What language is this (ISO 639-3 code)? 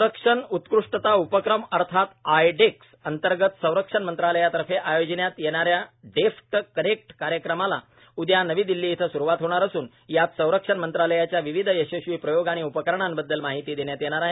mar